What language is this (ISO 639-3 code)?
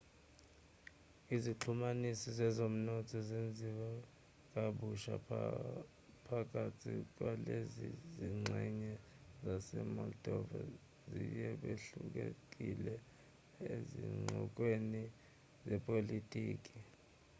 zul